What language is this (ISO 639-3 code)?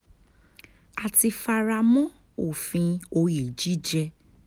yor